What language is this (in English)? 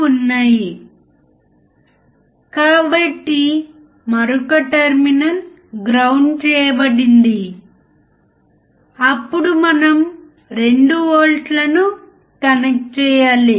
Telugu